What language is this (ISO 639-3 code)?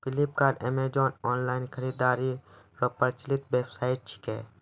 mai